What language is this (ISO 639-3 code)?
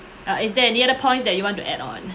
eng